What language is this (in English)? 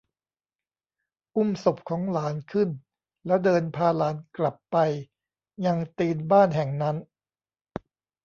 Thai